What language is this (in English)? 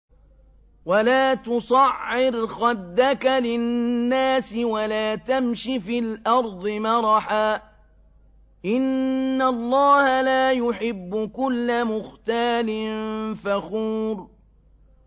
Arabic